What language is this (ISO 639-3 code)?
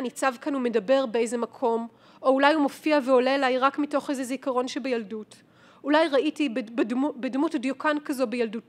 heb